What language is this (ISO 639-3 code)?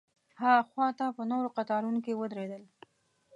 pus